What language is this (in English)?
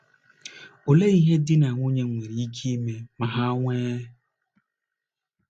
Igbo